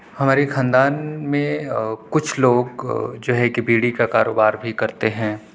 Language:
Urdu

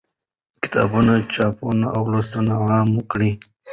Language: Pashto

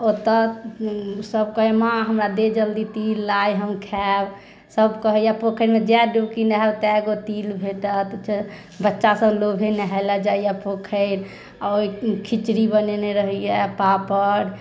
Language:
Maithili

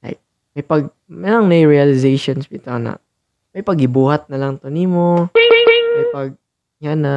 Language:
Filipino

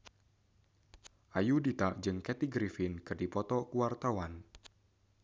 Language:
Sundanese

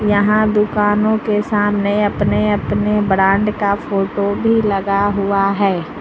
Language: Hindi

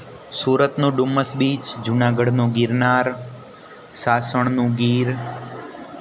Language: Gujarati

